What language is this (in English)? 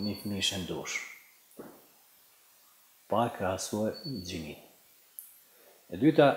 Romanian